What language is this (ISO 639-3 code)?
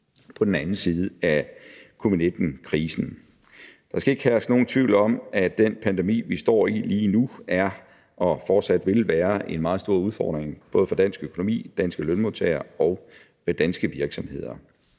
dan